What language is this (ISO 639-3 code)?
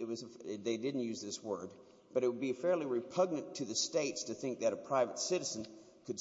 eng